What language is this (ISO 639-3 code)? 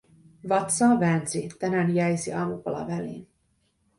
fin